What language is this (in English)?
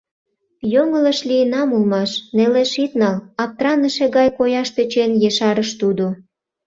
Mari